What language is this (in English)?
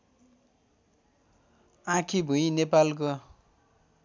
Nepali